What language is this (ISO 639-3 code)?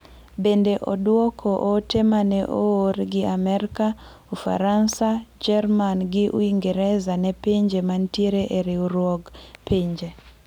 luo